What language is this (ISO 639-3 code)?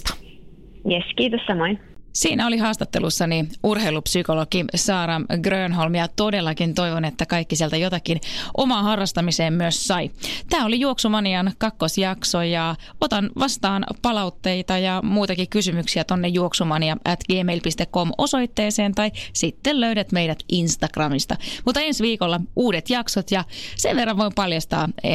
fin